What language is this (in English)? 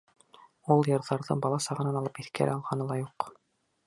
Bashkir